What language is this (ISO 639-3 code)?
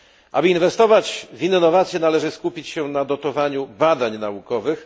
pol